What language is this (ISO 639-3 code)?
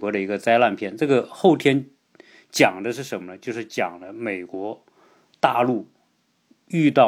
zho